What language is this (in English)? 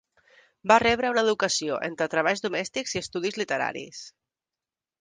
Catalan